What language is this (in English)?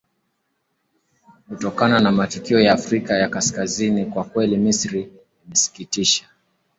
Swahili